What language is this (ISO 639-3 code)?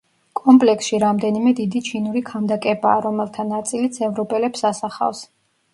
kat